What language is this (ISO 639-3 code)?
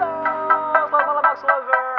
ind